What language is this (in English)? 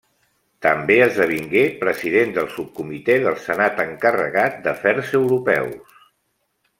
Catalan